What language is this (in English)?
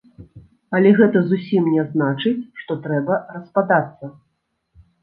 Belarusian